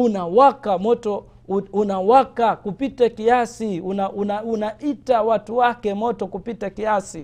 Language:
Swahili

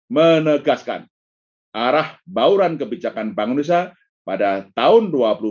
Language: Indonesian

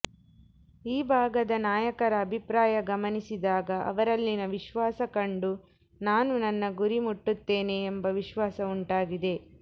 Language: Kannada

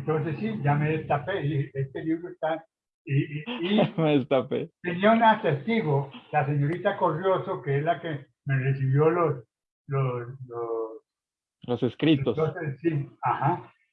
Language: Spanish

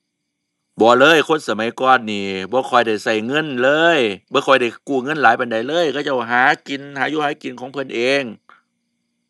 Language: Thai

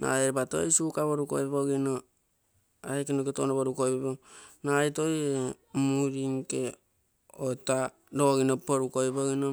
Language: Terei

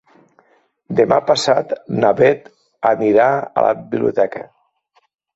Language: Catalan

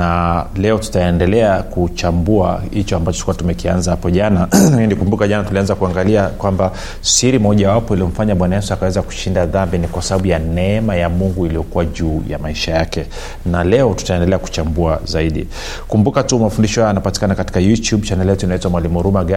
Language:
Swahili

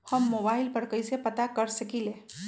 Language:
Magahi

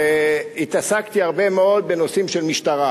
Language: Hebrew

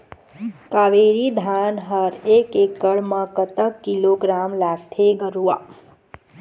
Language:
Chhattisgarhi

